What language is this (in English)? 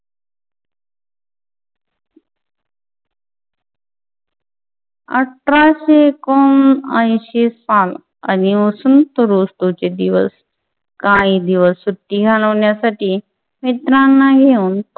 Marathi